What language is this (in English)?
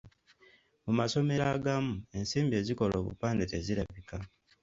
Ganda